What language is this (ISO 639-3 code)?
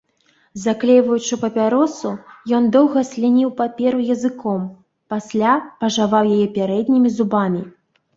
bel